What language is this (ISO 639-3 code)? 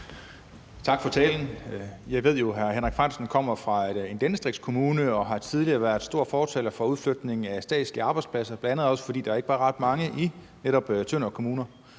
dan